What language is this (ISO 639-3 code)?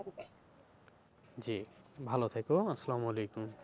ben